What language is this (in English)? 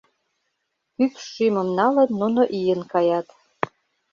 Mari